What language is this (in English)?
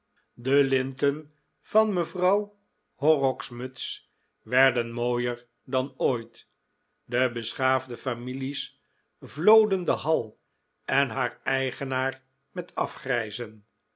Dutch